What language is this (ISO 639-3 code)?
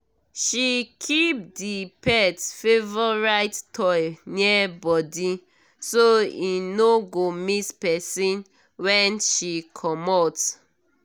pcm